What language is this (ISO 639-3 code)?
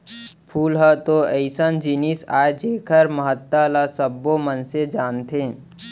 hne